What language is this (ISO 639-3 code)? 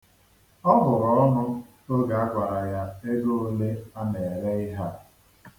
ibo